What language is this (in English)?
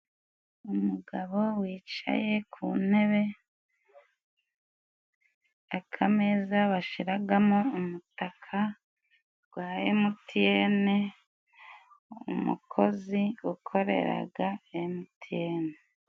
Kinyarwanda